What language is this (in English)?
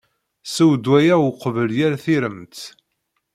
Kabyle